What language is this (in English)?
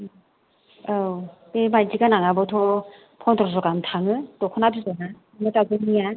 Bodo